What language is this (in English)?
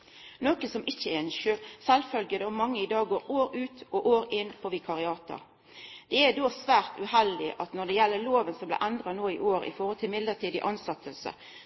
Norwegian Nynorsk